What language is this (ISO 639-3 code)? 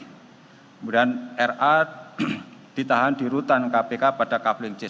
ind